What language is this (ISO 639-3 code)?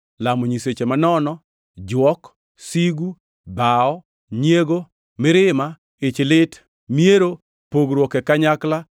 luo